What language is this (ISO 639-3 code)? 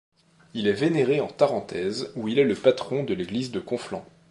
fra